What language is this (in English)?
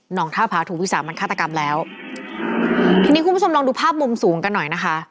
Thai